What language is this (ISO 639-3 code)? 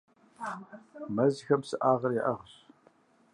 kbd